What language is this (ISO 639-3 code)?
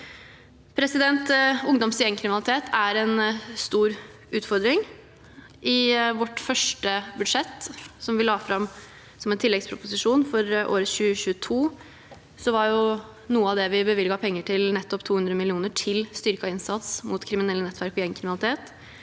nor